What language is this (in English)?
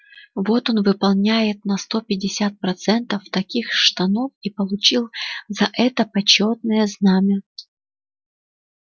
Russian